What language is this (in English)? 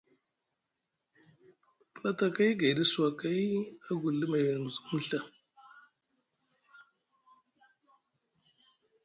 Musgu